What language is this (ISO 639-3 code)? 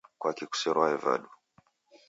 dav